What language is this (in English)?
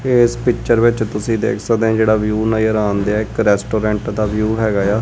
Punjabi